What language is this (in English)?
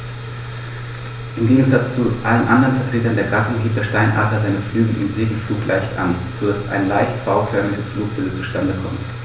German